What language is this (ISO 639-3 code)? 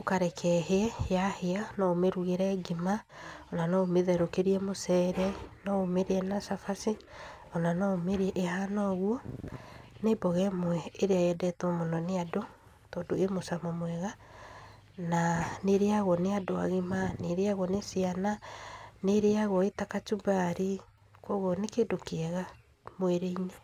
kik